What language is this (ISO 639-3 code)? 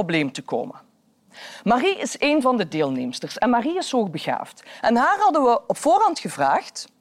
nld